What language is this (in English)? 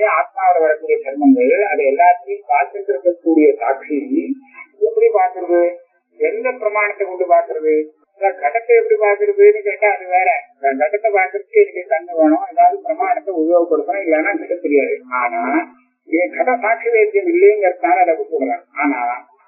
Tamil